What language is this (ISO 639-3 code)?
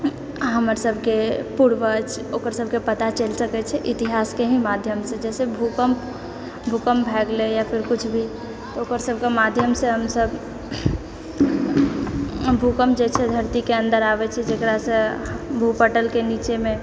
mai